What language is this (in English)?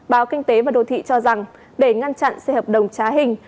Vietnamese